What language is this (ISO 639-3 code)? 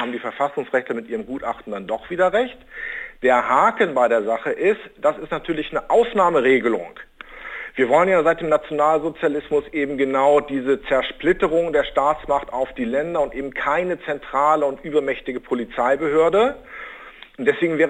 deu